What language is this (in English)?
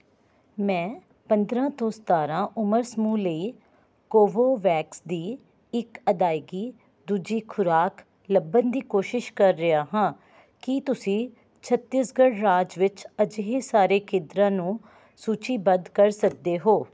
Punjabi